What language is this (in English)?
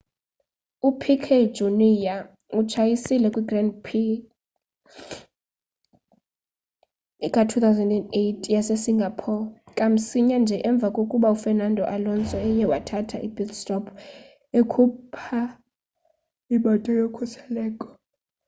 Xhosa